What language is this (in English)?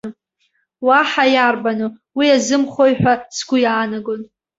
Abkhazian